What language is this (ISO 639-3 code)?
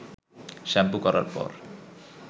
ben